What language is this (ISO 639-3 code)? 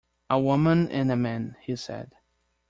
eng